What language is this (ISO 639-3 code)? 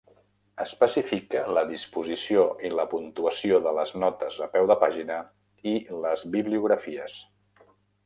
cat